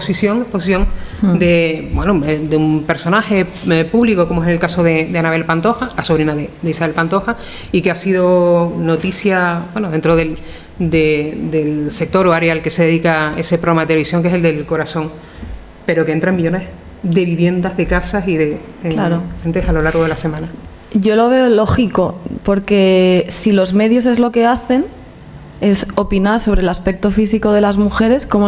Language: Spanish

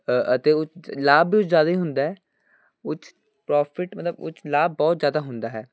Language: Punjabi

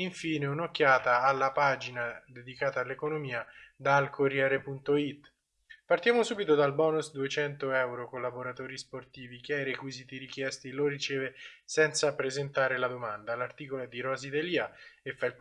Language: Italian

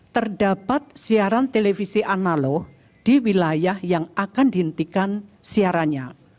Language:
Indonesian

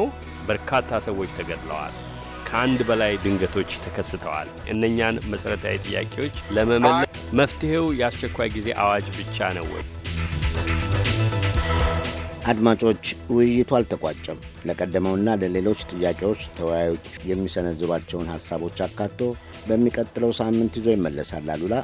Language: Amharic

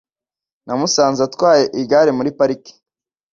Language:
Kinyarwanda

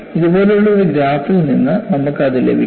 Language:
Malayalam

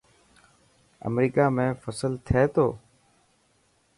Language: Dhatki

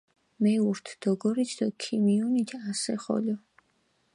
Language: Mingrelian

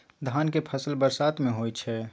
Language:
Maithili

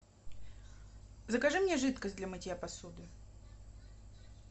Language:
Russian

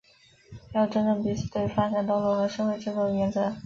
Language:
Chinese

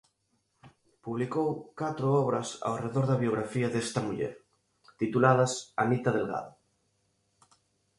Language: Galician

